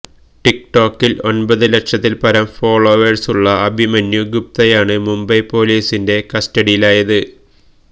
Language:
Malayalam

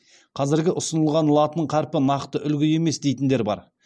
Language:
Kazakh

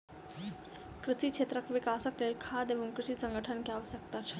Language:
Maithili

